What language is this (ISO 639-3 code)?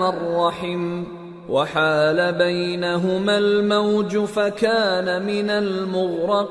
urd